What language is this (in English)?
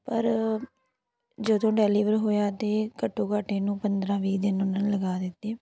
Punjabi